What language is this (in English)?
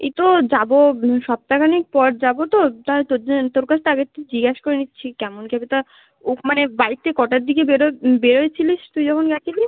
Bangla